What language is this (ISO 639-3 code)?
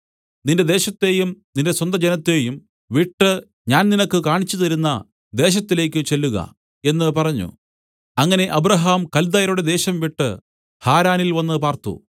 mal